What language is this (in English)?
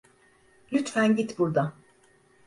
Turkish